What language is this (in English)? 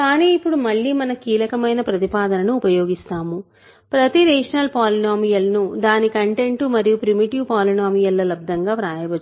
Telugu